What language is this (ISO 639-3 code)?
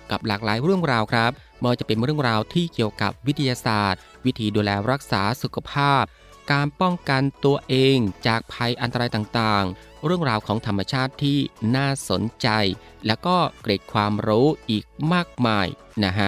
tha